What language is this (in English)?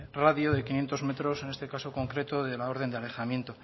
Spanish